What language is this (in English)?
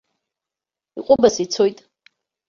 Abkhazian